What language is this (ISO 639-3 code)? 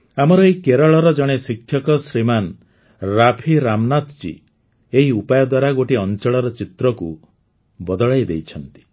ori